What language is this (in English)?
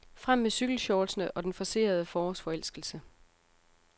Danish